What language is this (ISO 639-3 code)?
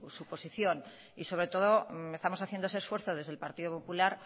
spa